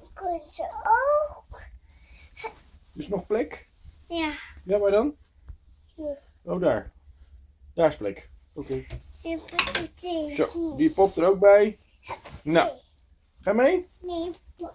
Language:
Dutch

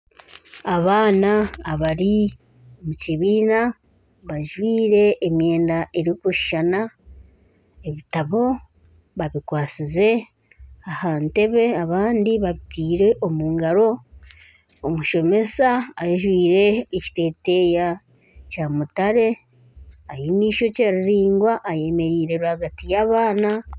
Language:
Nyankole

